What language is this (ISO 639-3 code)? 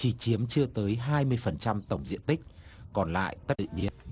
vie